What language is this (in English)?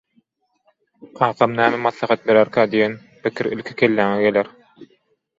Turkmen